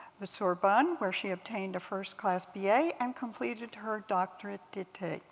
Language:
English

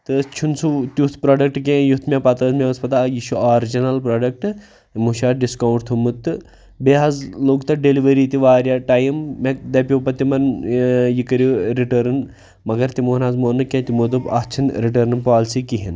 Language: Kashmiri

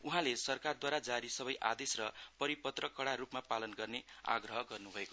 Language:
Nepali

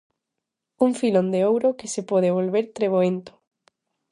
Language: Galician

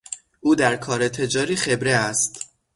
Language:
Persian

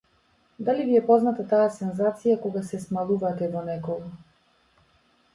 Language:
Macedonian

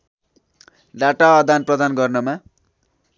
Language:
Nepali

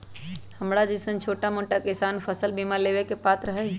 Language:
Magahi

